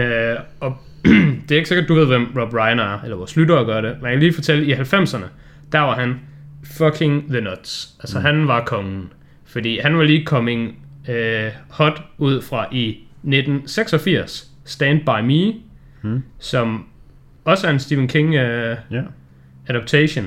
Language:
Danish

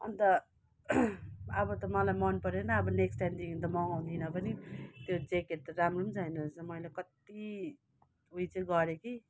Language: Nepali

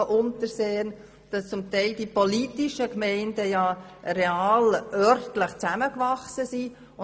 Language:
Swiss German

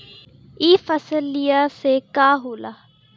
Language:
Bhojpuri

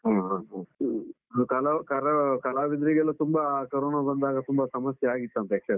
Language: Kannada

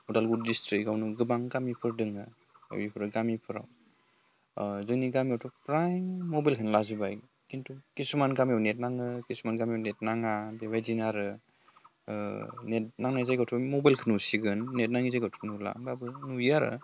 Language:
Bodo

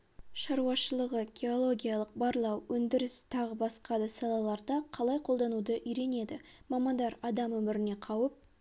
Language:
Kazakh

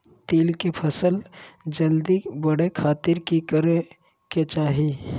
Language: Magahi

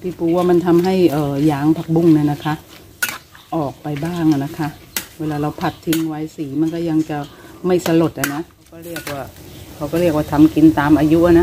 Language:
Thai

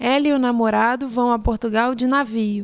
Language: Portuguese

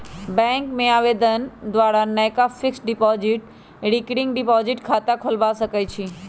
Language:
Magahi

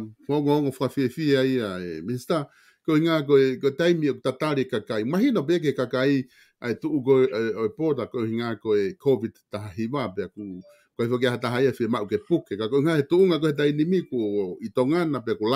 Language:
Italian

